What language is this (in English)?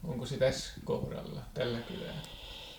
Finnish